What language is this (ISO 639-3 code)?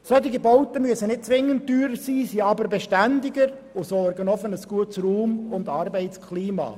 gsw